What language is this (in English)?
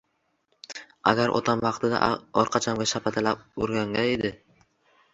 Uzbek